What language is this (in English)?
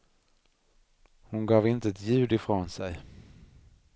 Swedish